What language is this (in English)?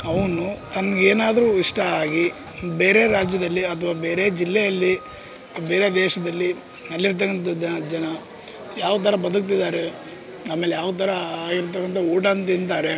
Kannada